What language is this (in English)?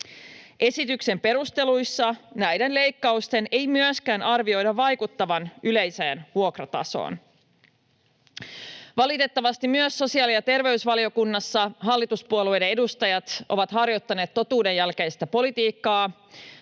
Finnish